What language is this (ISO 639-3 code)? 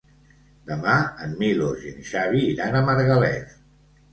cat